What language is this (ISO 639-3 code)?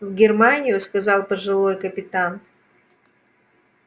rus